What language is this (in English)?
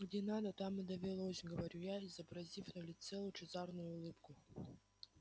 Russian